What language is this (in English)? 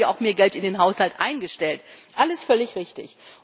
German